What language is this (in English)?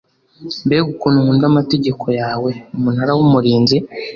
Kinyarwanda